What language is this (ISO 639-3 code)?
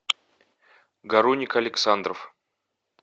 rus